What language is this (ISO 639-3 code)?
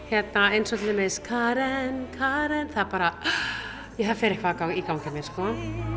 isl